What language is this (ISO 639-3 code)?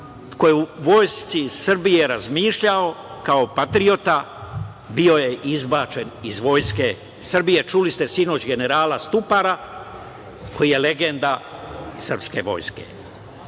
srp